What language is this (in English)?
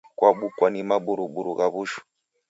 Taita